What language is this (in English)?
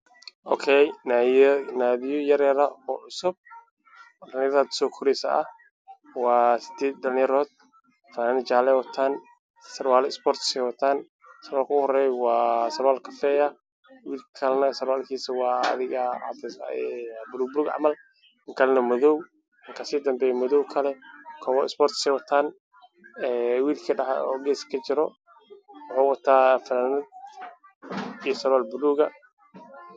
Somali